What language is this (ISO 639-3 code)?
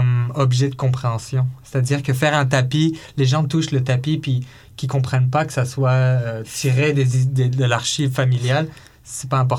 fra